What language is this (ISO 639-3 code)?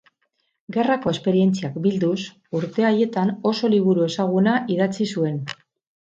eus